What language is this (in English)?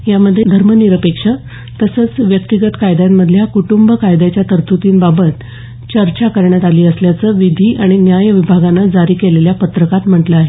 Marathi